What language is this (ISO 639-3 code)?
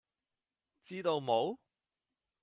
yue